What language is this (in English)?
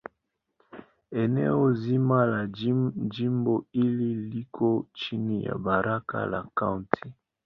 Swahili